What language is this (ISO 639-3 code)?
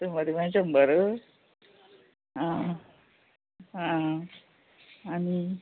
kok